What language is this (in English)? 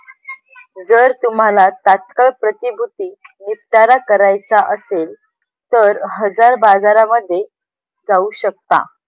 Marathi